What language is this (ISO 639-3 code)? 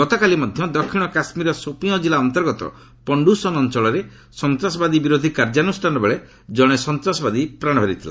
ori